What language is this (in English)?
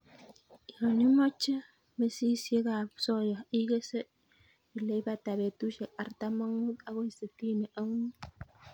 Kalenjin